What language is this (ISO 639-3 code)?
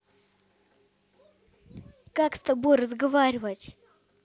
rus